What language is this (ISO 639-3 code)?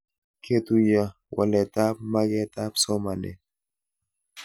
kln